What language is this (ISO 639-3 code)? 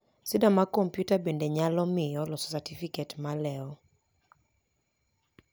luo